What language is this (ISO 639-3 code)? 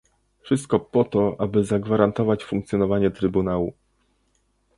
pol